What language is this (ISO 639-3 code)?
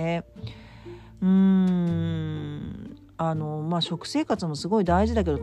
jpn